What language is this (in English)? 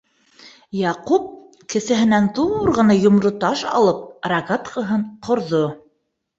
Bashkir